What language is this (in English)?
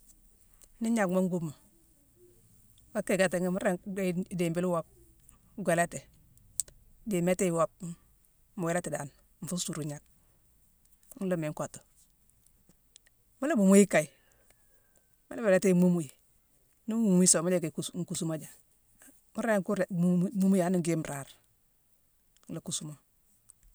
Mansoanka